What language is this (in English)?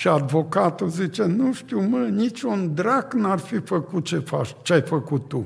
Romanian